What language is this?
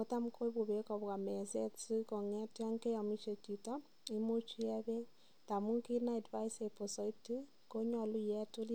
Kalenjin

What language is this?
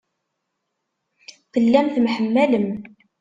Kabyle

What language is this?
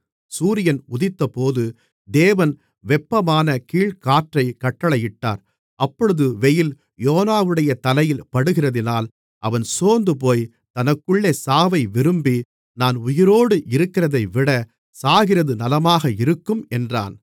Tamil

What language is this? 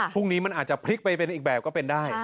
Thai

